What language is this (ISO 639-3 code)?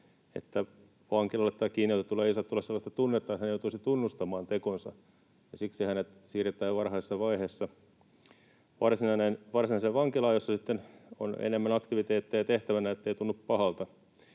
fin